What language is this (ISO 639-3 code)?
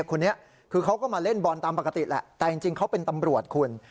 tha